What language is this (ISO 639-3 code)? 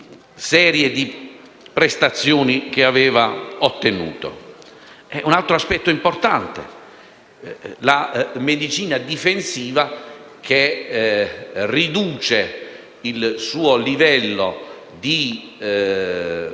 ita